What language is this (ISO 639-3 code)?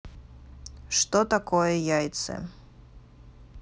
rus